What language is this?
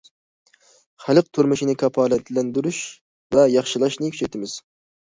Uyghur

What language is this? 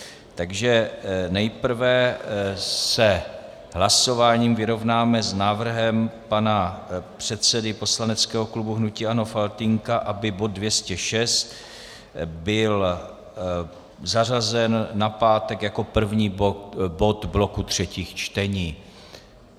Czech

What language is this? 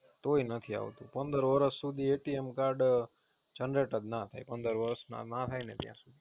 Gujarati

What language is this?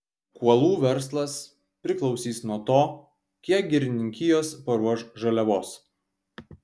Lithuanian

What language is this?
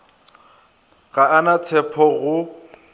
Northern Sotho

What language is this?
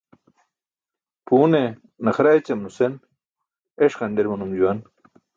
Burushaski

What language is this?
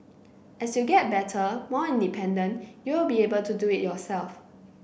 English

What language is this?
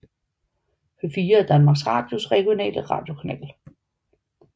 Danish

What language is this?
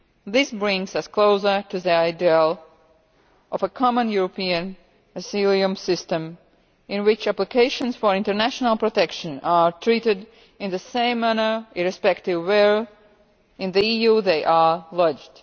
English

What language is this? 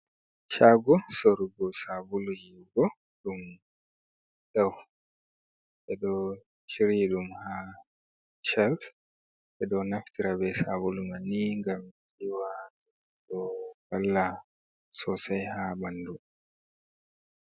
Fula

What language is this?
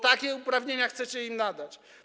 Polish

